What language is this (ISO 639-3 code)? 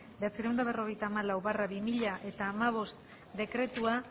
eus